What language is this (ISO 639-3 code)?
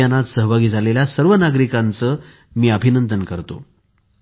mar